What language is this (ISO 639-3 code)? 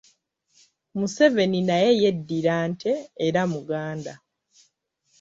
lug